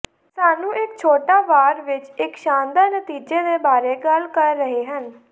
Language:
Punjabi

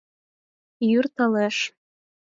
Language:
Mari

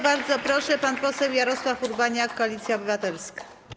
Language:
Polish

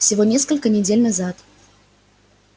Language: Russian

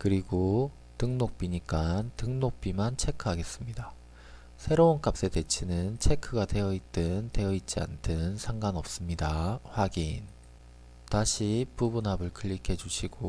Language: Korean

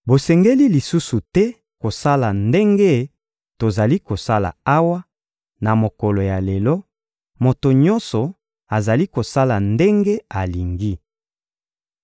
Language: Lingala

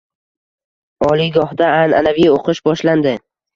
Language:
Uzbek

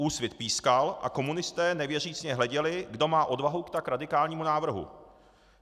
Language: Czech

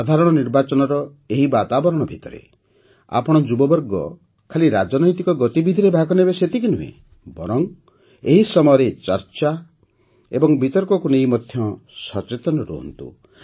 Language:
Odia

